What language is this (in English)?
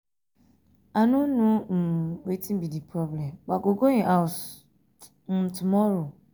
Nigerian Pidgin